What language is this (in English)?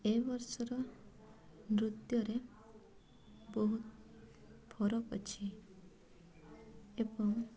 Odia